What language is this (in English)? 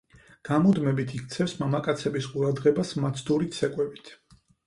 Georgian